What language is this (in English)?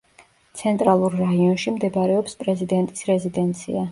Georgian